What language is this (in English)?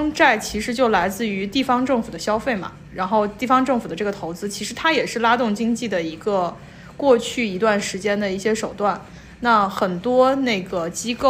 Chinese